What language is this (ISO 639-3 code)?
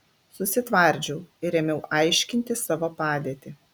lit